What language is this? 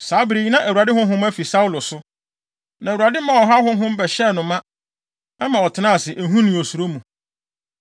Akan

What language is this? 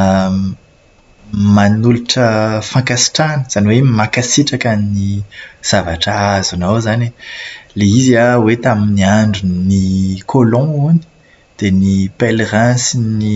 Malagasy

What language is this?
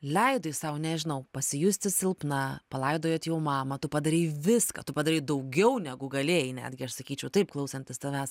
Lithuanian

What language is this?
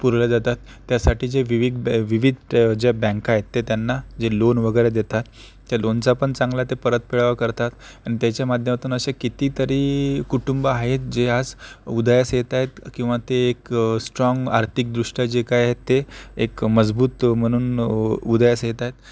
Marathi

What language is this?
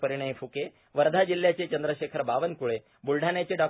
Marathi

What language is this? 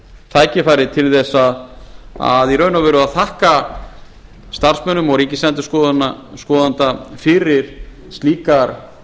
Icelandic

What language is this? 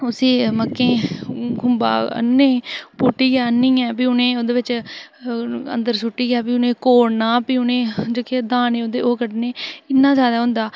Dogri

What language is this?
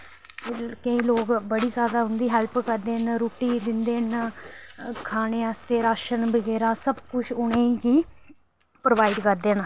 Dogri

